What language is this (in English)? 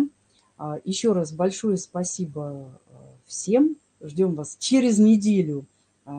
Russian